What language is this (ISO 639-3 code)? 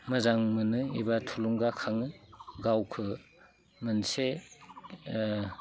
brx